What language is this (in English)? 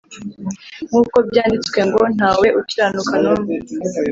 Kinyarwanda